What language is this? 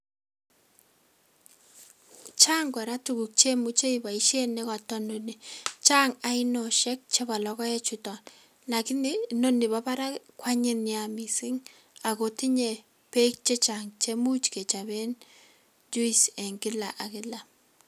Kalenjin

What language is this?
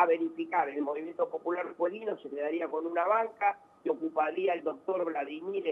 Spanish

